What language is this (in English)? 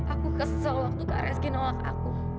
Indonesian